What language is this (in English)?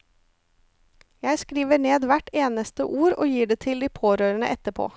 Norwegian